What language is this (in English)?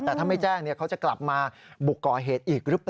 Thai